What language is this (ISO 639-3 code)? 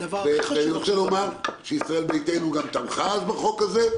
heb